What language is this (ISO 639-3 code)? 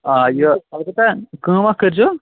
kas